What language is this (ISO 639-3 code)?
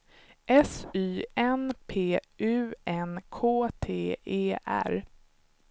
swe